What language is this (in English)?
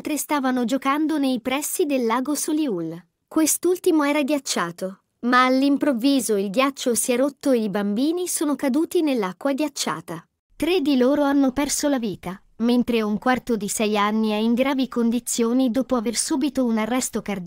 Italian